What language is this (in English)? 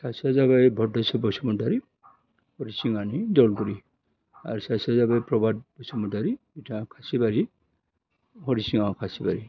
Bodo